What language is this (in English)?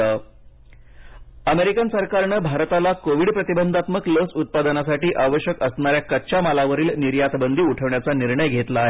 Marathi